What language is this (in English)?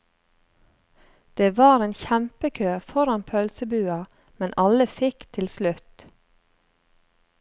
Norwegian